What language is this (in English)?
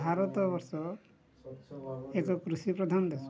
Odia